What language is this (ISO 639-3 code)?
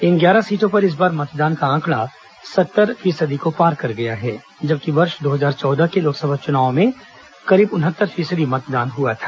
hin